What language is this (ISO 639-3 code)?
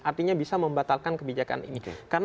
ind